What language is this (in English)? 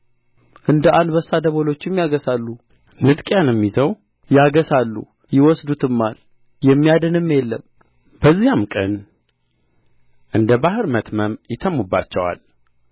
Amharic